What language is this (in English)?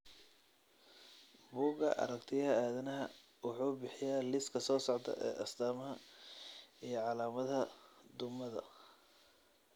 Somali